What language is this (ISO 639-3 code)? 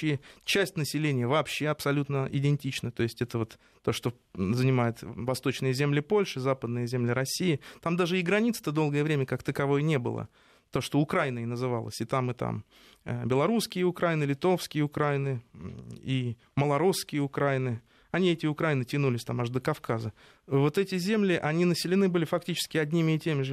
rus